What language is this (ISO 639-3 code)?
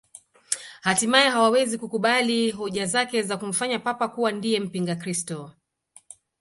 swa